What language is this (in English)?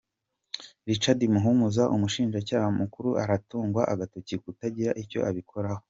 Kinyarwanda